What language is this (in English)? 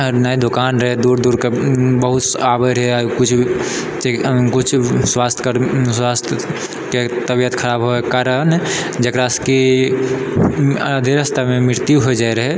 Maithili